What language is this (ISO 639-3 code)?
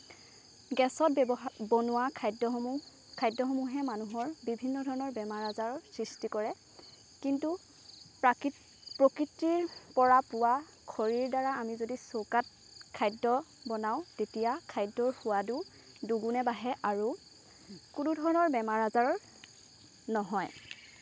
asm